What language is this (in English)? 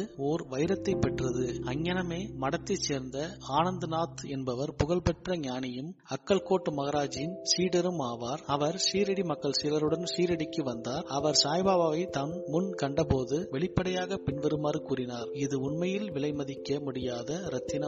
Tamil